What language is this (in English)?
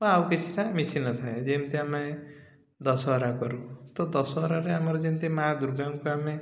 Odia